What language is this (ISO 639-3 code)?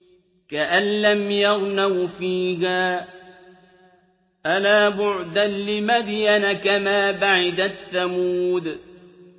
ara